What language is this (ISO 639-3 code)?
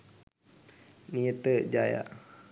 sin